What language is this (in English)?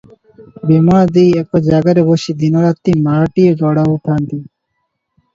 Odia